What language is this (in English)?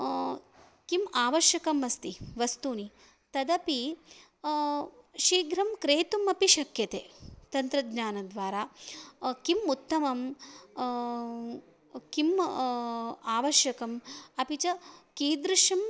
Sanskrit